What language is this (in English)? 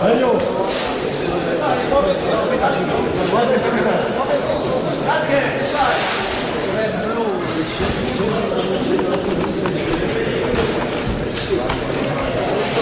Polish